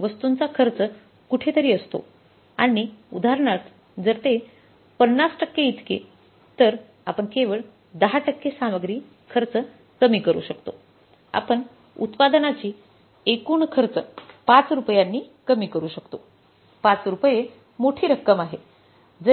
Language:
Marathi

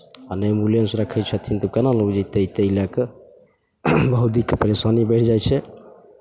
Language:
Maithili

